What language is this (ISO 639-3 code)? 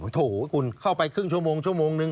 tha